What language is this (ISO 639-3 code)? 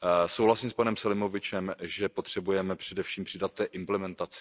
ces